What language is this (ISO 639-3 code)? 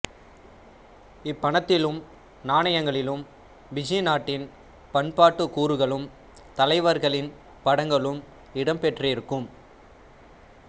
tam